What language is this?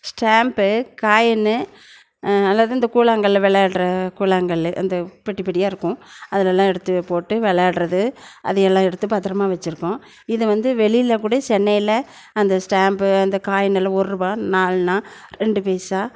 Tamil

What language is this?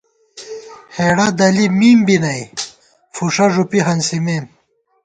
Gawar-Bati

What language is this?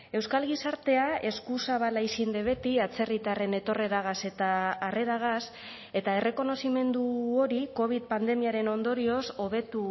Basque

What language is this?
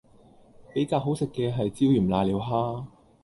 Cantonese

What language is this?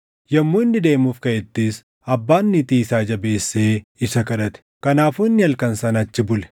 Oromo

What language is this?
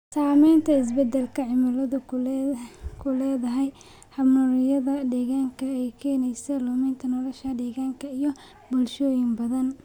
Somali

